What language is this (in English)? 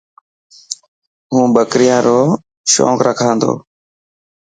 Dhatki